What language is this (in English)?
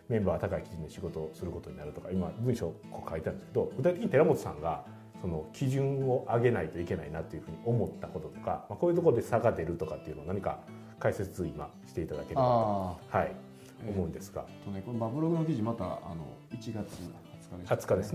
Japanese